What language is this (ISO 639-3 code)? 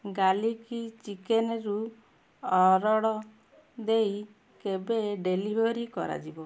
ori